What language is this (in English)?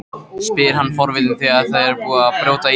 Icelandic